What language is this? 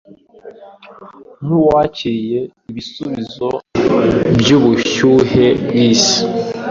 Kinyarwanda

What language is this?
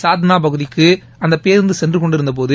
Tamil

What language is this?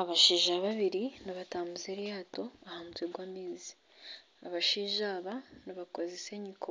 Nyankole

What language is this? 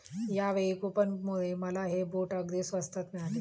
Marathi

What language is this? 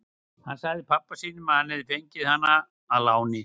Icelandic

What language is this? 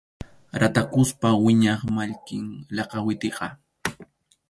Arequipa-La Unión Quechua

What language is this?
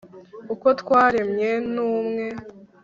Kinyarwanda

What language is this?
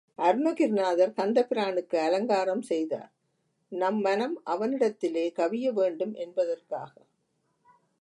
Tamil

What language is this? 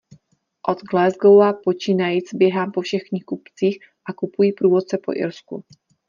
Czech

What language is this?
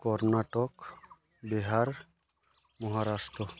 Santali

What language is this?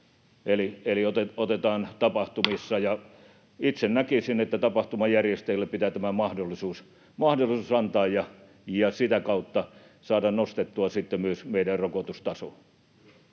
Finnish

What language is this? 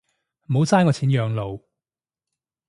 Cantonese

